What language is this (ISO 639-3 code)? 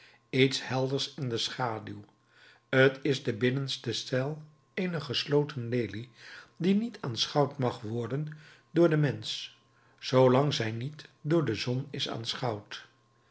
nld